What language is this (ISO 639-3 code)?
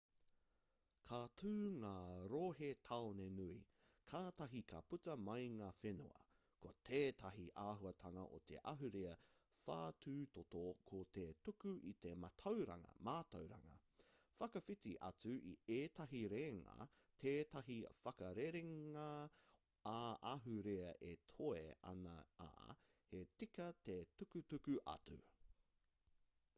mri